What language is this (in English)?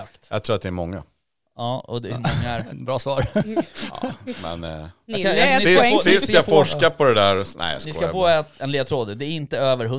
Swedish